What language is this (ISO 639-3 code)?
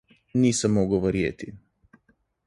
slv